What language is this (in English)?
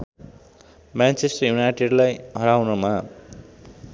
Nepali